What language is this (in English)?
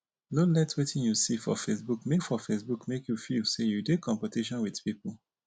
Nigerian Pidgin